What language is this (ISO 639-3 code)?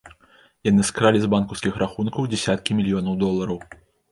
bel